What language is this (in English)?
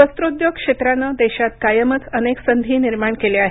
Marathi